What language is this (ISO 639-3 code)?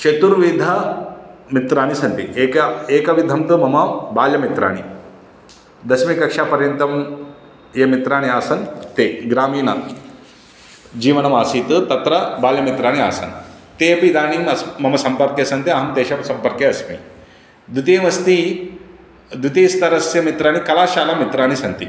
san